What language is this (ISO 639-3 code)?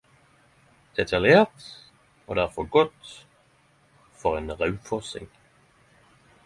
nno